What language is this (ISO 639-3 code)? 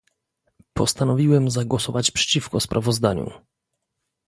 pol